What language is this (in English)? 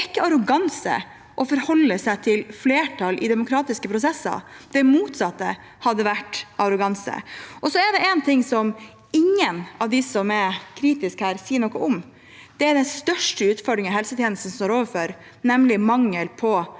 Norwegian